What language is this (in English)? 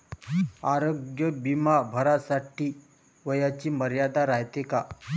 Marathi